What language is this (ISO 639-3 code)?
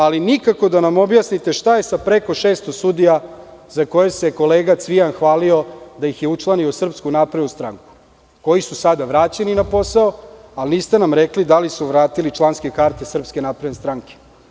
srp